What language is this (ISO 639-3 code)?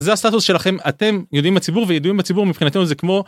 heb